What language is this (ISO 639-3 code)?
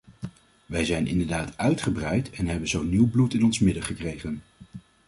nld